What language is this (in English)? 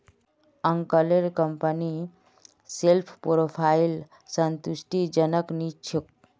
Magahi